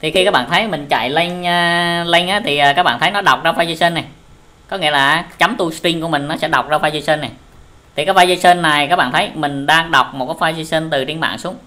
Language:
Vietnamese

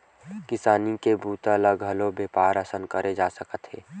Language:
Chhattisgarhi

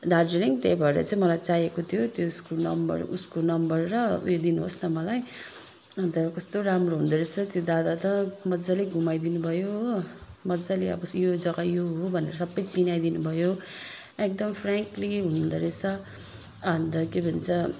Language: Nepali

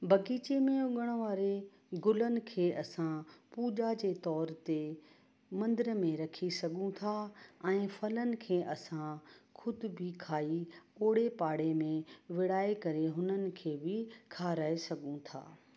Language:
Sindhi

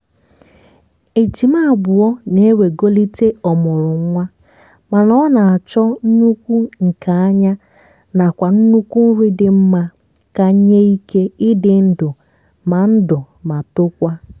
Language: Igbo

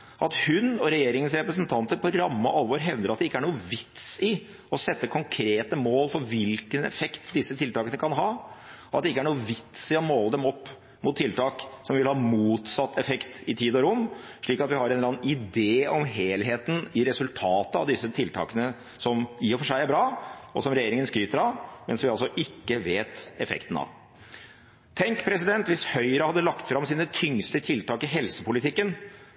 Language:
Norwegian Bokmål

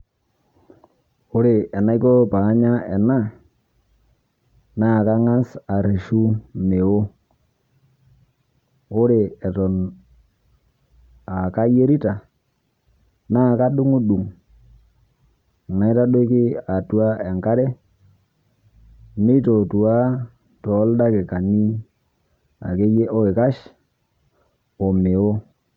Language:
Masai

